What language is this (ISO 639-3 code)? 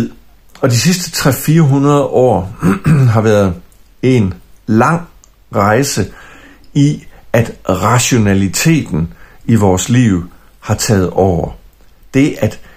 dan